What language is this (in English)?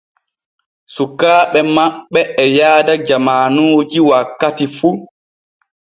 Borgu Fulfulde